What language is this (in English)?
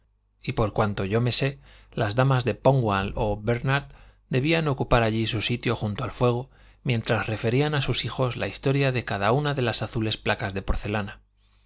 Spanish